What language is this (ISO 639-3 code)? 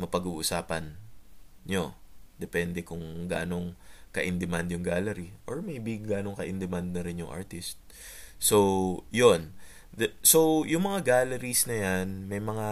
fil